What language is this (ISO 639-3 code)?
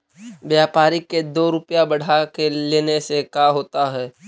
mag